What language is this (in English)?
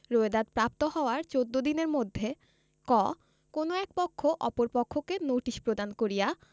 Bangla